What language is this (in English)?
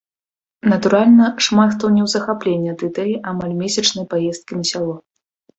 Belarusian